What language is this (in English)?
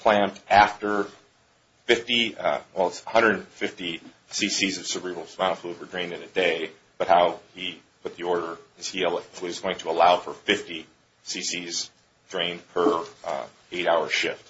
English